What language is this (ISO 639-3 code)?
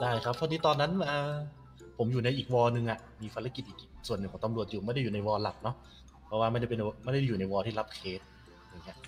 tha